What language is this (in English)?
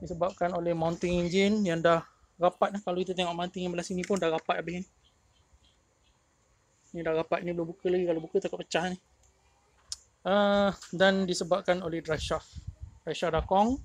Malay